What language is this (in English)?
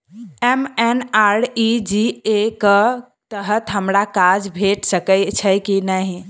Maithili